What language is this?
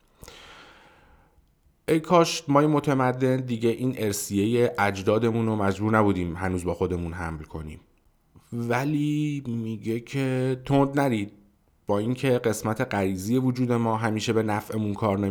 Persian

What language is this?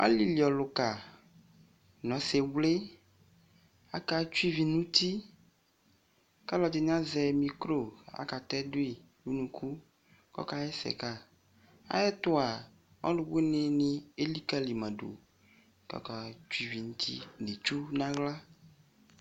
Ikposo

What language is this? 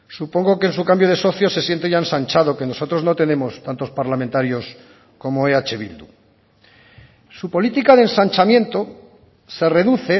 Spanish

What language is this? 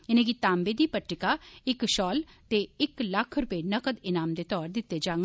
Dogri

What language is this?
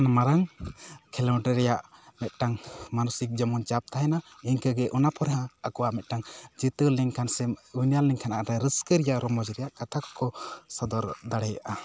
Santali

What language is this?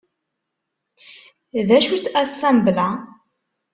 Kabyle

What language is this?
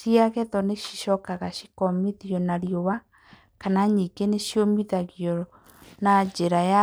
Kikuyu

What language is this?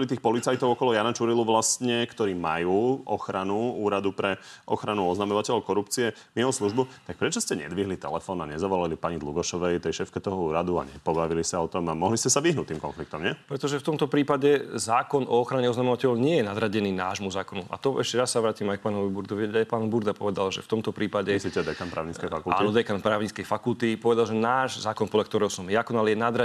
Slovak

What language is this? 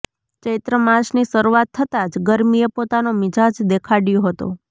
Gujarati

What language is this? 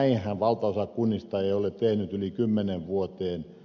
Finnish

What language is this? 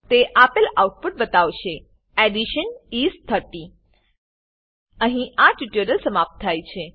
Gujarati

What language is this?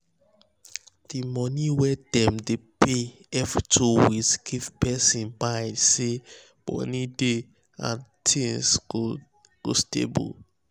Nigerian Pidgin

